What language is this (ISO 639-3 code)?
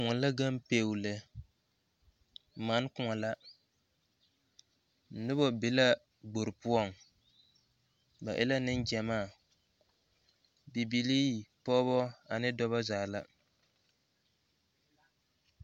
dga